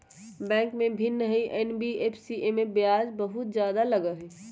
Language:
Magahi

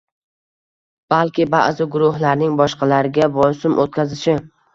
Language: Uzbek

